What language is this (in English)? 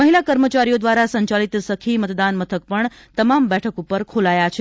Gujarati